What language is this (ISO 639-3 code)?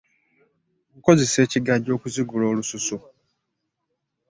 lug